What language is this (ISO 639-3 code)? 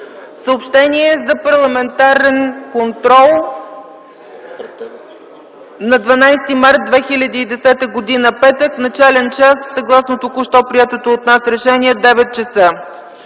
bul